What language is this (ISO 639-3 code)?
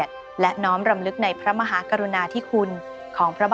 tha